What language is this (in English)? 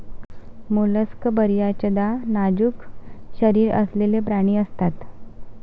Marathi